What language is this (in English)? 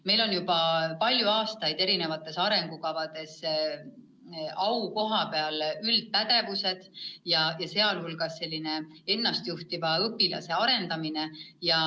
Estonian